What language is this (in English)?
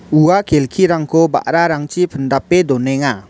Garo